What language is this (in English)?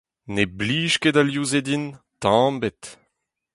Breton